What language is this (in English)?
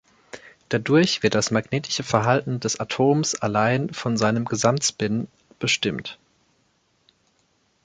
German